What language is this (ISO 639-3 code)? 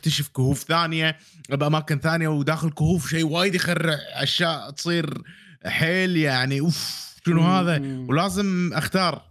ara